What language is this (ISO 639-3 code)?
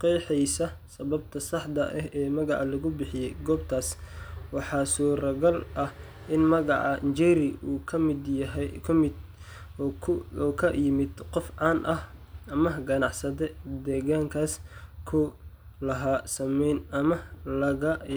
som